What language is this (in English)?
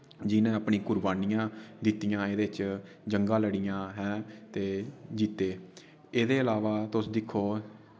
Dogri